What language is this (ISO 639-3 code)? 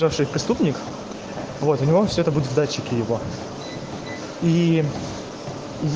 rus